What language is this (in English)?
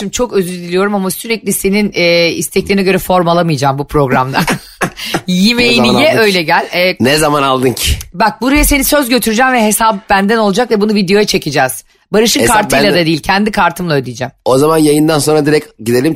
Turkish